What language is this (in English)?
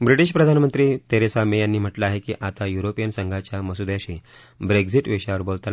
Marathi